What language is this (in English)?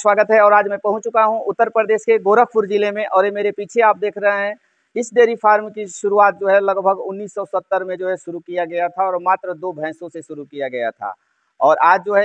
Hindi